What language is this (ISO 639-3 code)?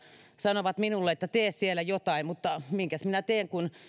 fin